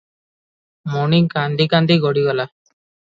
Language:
Odia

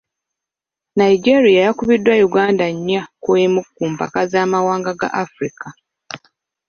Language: Ganda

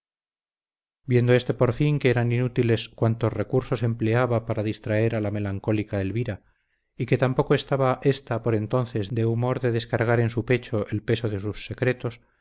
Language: Spanish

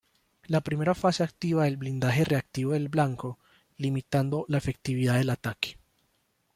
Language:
Spanish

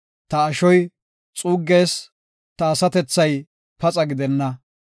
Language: Gofa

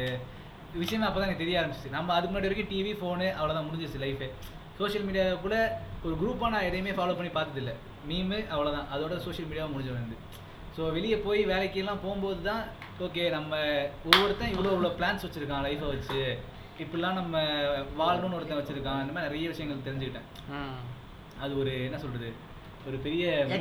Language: Tamil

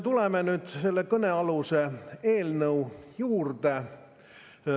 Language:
Estonian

